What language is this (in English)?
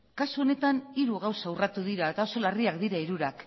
Basque